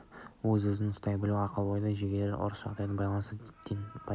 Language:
Kazakh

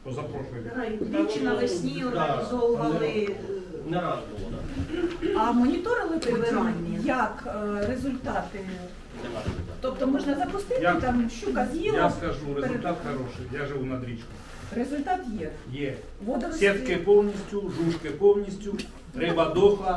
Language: Ukrainian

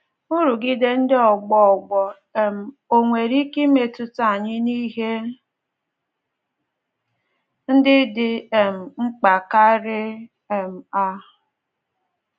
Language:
Igbo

